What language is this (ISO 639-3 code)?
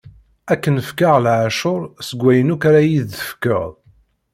kab